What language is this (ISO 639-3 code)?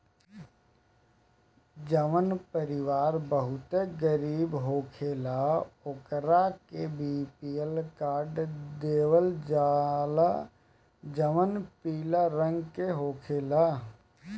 bho